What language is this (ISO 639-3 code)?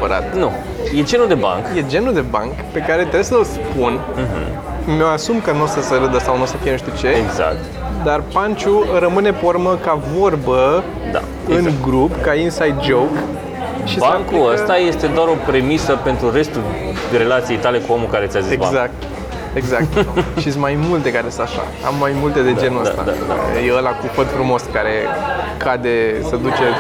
ron